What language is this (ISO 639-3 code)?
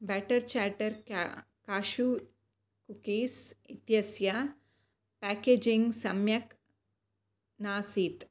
san